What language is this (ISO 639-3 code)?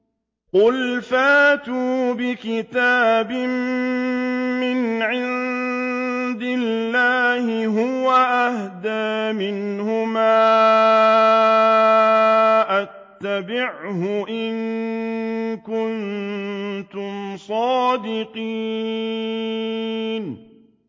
ara